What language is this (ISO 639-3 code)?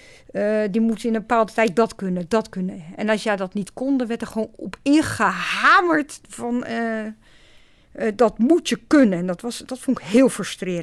nld